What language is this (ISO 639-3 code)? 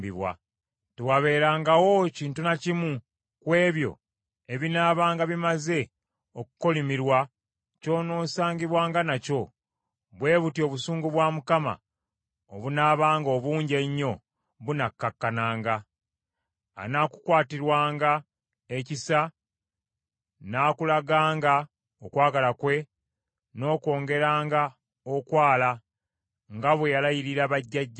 lug